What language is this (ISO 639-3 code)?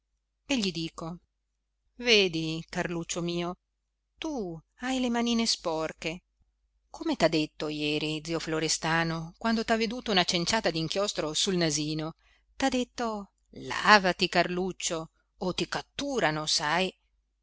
ita